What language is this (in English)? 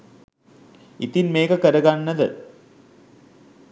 Sinhala